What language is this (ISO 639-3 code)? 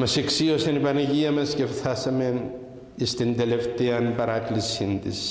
ell